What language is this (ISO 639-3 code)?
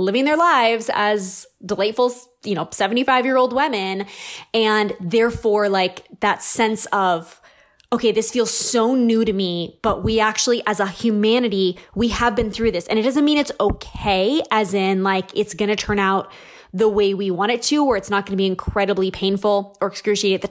eng